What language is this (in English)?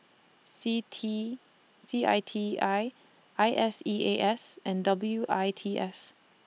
English